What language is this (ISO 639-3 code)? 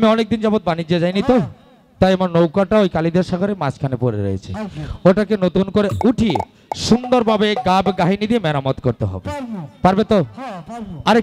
ara